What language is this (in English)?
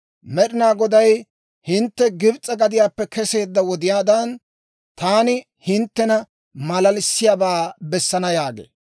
Dawro